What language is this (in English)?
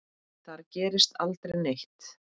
Icelandic